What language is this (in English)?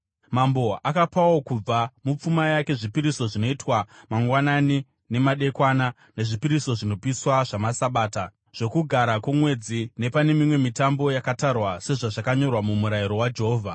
Shona